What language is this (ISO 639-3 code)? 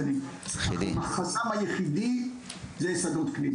heb